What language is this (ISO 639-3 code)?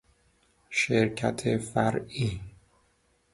fas